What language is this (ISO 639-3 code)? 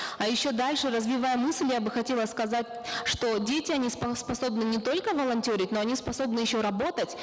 kaz